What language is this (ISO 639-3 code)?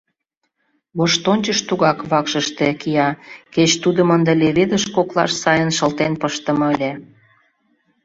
chm